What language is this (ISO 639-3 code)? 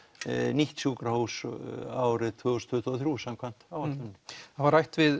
isl